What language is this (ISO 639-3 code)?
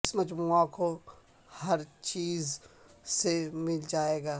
urd